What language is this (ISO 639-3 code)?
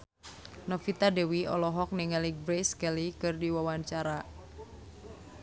sun